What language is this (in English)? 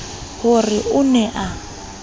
Southern Sotho